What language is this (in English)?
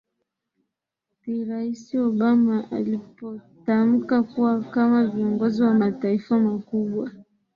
Swahili